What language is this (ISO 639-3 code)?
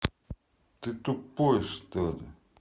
rus